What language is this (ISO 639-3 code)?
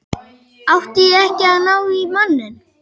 isl